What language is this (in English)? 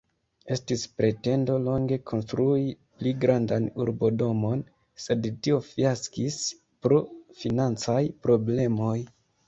Esperanto